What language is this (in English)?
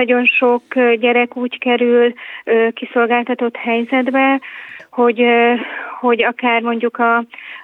Hungarian